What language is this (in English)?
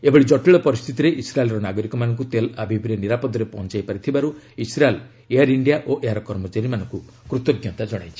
Odia